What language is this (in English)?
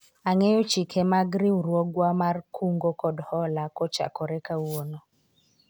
Luo (Kenya and Tanzania)